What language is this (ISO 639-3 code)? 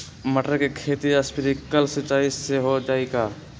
mag